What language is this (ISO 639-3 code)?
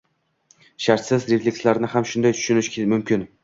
uzb